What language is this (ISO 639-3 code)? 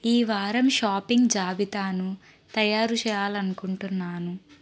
tel